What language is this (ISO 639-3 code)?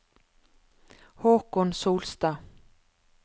nor